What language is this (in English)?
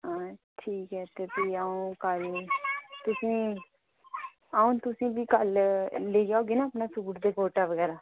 Dogri